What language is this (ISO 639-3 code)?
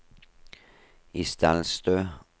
nor